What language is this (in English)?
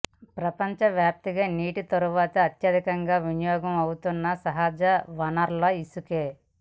Telugu